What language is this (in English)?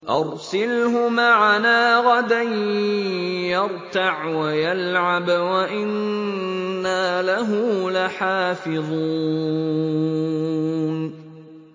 Arabic